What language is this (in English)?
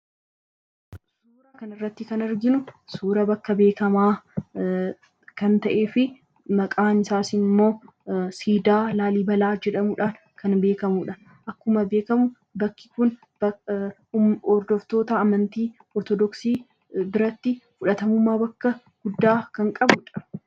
Oromo